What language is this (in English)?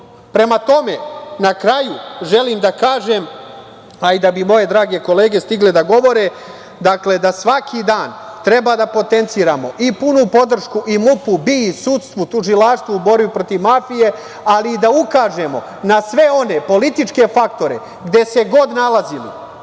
Serbian